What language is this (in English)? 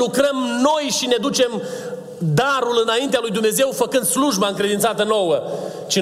Romanian